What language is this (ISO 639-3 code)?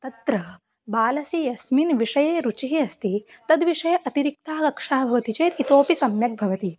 san